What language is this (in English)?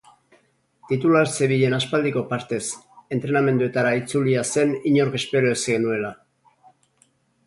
Basque